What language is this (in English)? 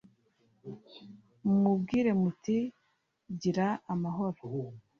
Kinyarwanda